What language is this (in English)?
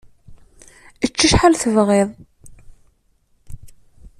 Kabyle